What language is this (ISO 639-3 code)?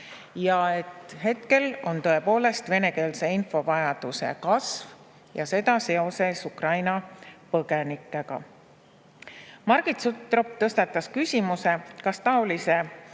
est